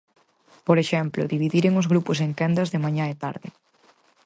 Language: Galician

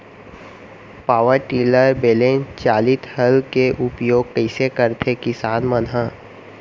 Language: Chhattisgarhi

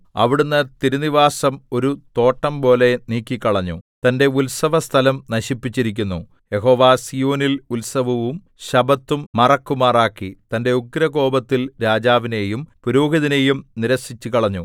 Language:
Malayalam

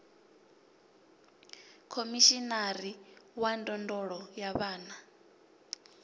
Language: Venda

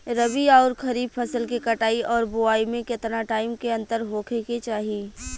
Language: Bhojpuri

